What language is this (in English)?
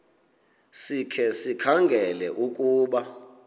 Xhosa